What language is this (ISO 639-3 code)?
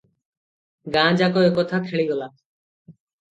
ori